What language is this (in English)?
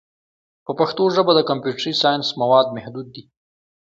Pashto